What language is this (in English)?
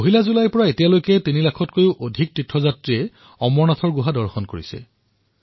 Assamese